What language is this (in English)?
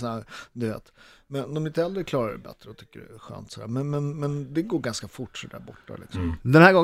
Swedish